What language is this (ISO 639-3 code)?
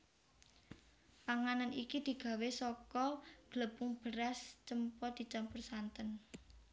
jav